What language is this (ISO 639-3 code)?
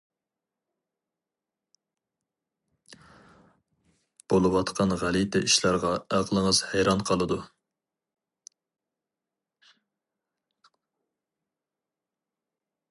uig